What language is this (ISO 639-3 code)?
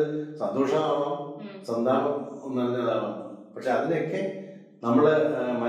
mal